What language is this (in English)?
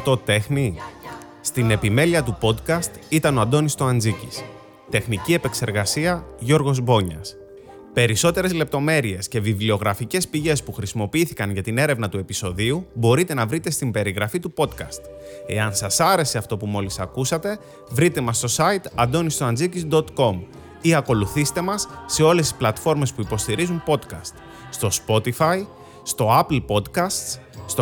Greek